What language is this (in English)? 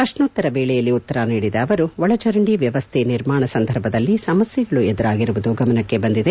Kannada